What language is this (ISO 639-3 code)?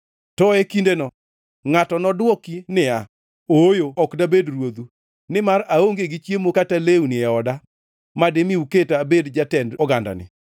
luo